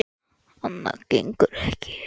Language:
Icelandic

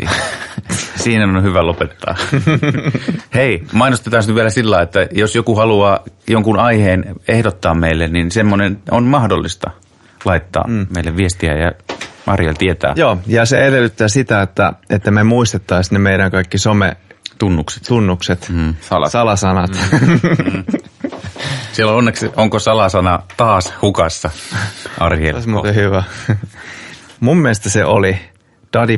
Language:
Finnish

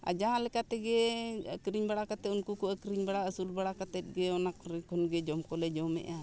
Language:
Santali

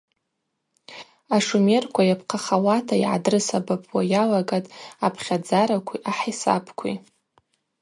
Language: Abaza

